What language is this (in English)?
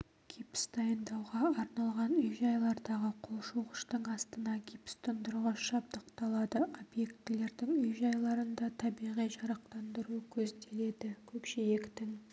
Kazakh